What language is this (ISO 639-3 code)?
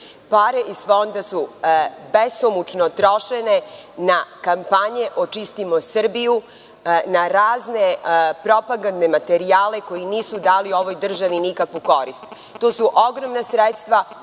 srp